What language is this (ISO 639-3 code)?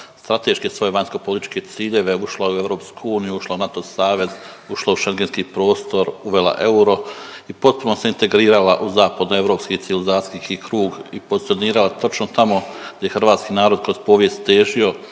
hrv